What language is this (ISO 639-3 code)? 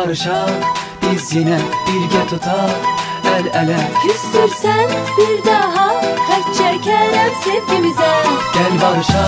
tur